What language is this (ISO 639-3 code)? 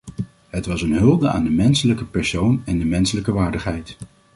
nld